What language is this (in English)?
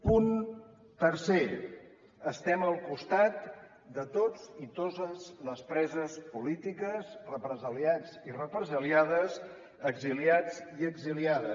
Catalan